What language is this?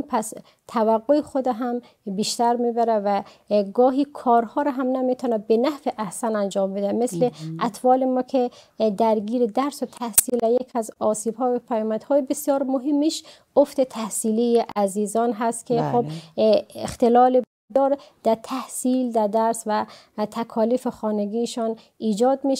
Persian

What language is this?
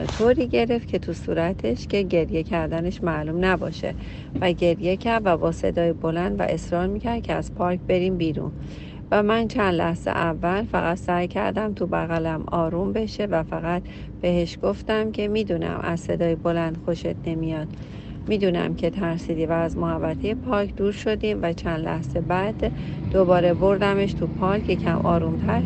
Persian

